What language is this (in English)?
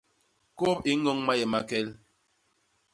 Basaa